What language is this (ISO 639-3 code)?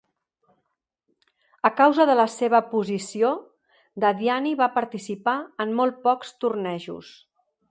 cat